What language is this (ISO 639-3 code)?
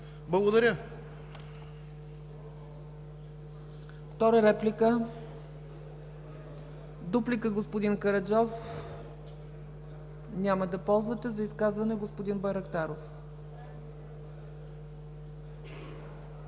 bul